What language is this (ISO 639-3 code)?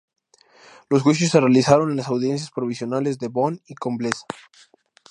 spa